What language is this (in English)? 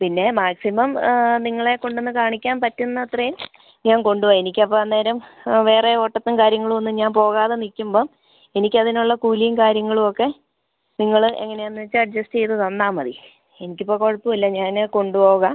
Malayalam